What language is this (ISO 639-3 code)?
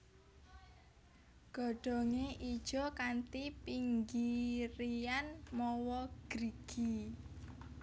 jav